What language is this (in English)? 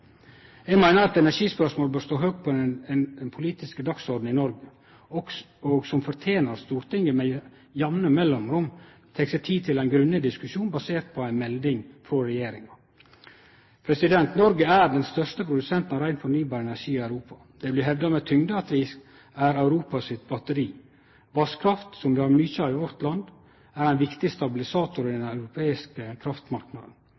Norwegian Nynorsk